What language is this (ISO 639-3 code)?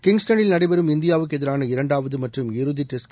tam